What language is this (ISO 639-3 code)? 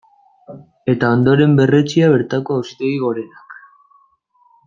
eus